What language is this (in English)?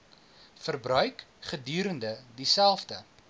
Afrikaans